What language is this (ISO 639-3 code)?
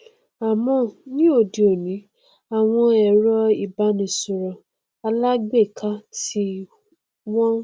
yor